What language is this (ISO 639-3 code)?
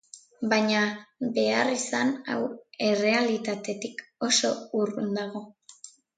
eus